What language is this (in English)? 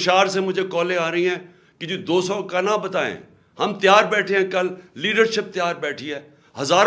Urdu